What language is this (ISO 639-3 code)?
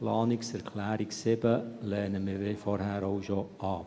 gsw